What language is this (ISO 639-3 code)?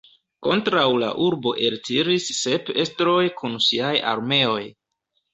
epo